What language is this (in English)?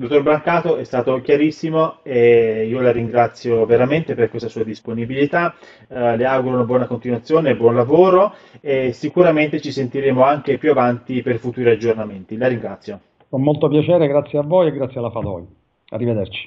Italian